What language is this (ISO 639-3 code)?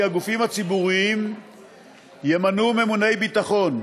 heb